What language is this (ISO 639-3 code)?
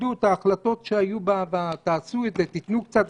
heb